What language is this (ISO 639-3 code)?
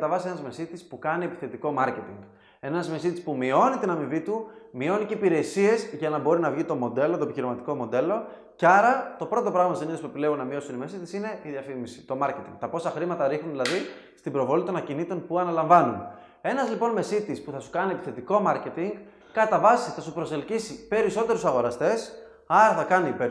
ell